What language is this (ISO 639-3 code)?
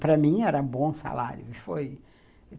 por